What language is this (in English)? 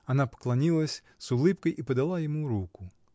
Russian